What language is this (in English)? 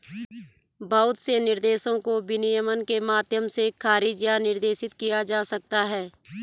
Hindi